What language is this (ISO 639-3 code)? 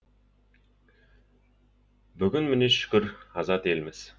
kaz